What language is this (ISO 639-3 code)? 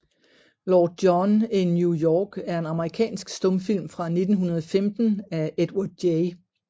dan